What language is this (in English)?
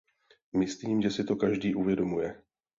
Czech